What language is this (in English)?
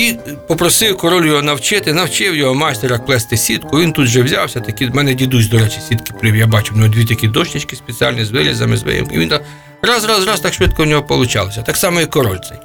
Ukrainian